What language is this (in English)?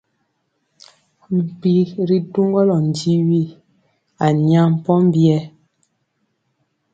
Mpiemo